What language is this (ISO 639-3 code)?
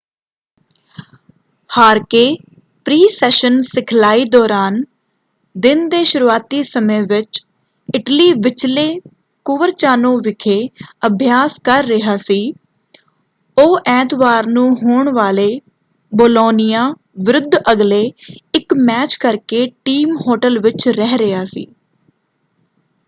pan